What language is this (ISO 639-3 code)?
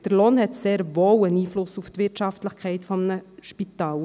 gsw